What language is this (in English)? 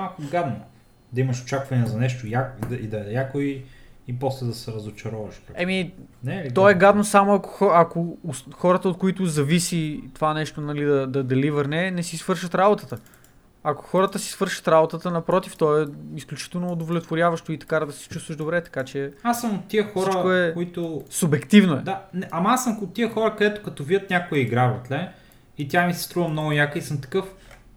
Bulgarian